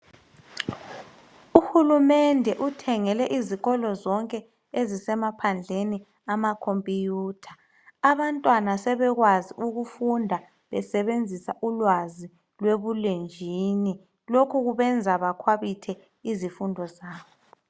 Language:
North Ndebele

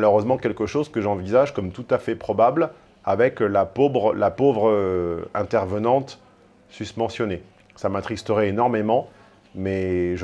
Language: French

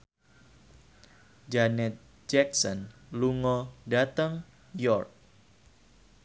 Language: Javanese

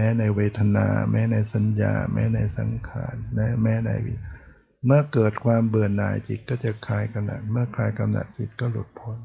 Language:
Thai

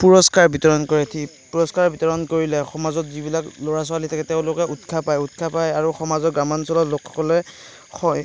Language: Assamese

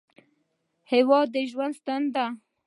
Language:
Pashto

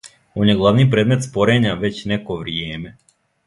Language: Serbian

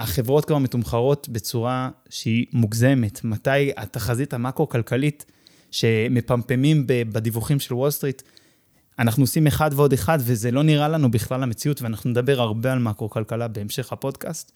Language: Hebrew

